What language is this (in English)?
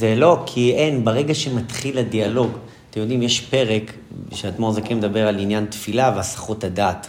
Hebrew